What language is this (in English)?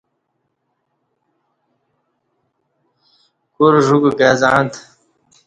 Kati